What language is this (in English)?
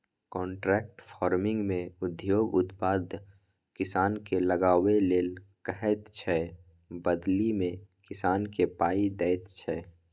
Maithili